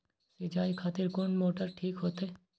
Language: Maithili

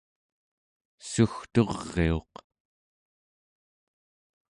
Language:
Central Yupik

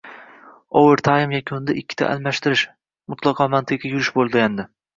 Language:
Uzbek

